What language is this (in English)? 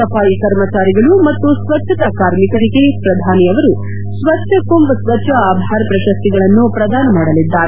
Kannada